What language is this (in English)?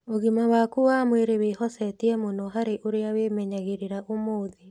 Kikuyu